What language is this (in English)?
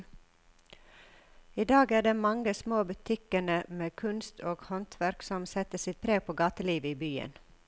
Norwegian